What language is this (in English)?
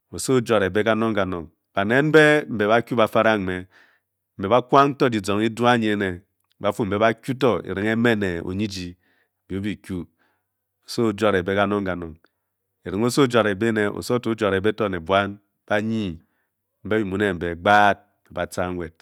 Bokyi